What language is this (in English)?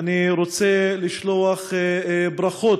Hebrew